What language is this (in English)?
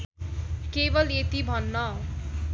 Nepali